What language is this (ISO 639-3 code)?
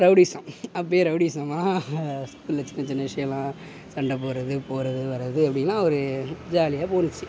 tam